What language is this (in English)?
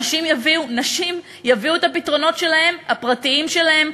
Hebrew